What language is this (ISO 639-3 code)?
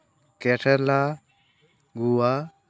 sat